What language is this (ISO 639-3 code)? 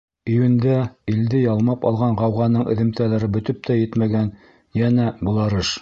bak